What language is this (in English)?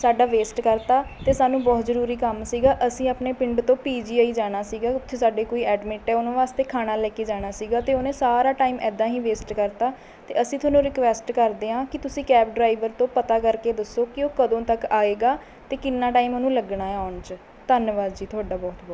Punjabi